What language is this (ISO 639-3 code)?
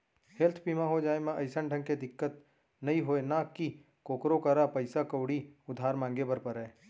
hne